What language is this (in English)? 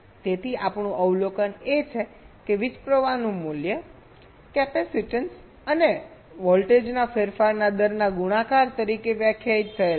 Gujarati